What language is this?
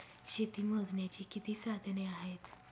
Marathi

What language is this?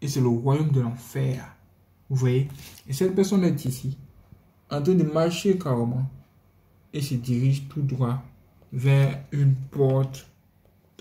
French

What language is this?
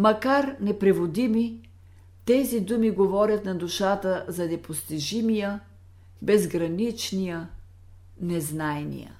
Bulgarian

